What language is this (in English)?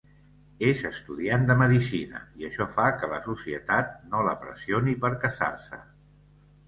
Catalan